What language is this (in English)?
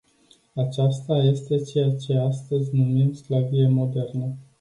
Romanian